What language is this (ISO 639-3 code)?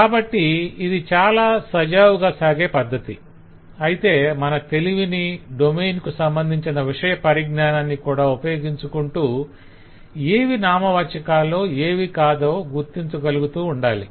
tel